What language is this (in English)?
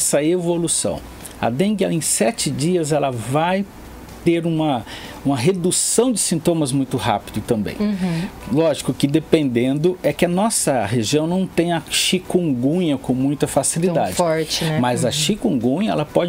Portuguese